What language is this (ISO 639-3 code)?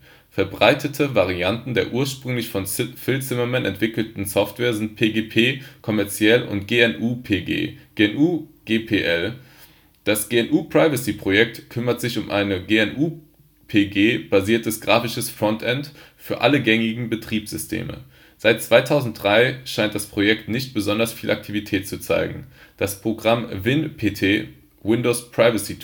deu